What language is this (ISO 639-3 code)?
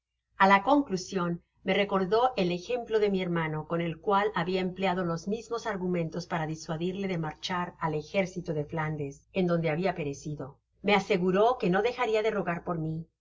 spa